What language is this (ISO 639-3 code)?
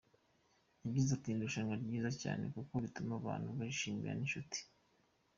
kin